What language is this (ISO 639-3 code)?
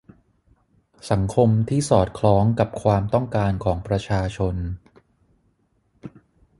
tha